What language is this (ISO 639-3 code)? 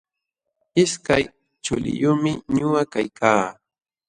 qxw